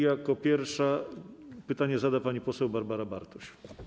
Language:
Polish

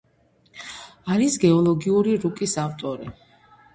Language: Georgian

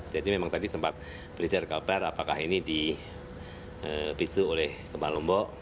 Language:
Indonesian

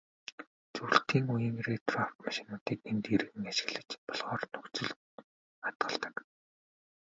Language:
Mongolian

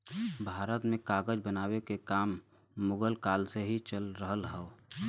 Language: Bhojpuri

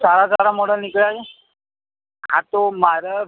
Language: Gujarati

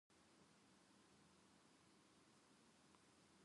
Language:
Japanese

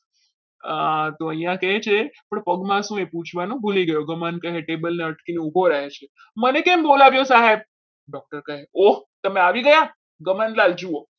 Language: Gujarati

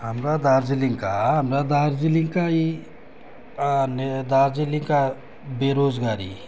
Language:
Nepali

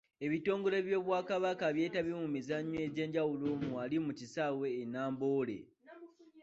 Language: Ganda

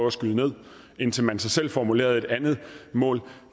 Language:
Danish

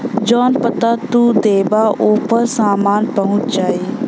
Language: Bhojpuri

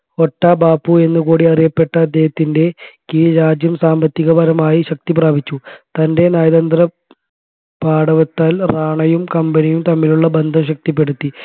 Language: Malayalam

